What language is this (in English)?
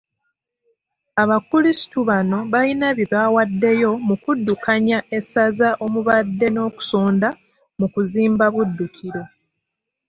Ganda